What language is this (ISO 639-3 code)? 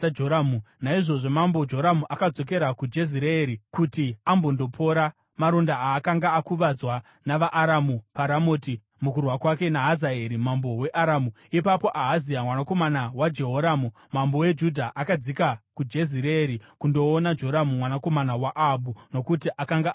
sna